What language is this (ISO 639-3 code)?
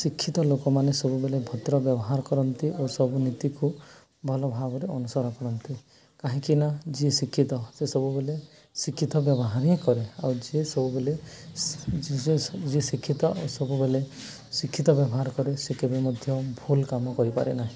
ori